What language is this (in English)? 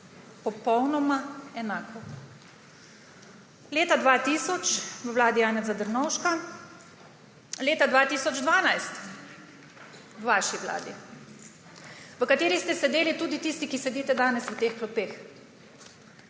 Slovenian